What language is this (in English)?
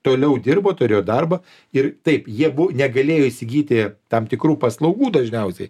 Lithuanian